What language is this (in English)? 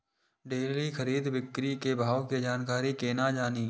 Maithili